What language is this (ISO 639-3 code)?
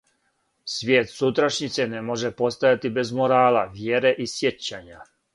srp